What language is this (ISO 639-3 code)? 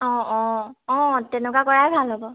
asm